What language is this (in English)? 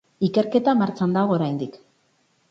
Basque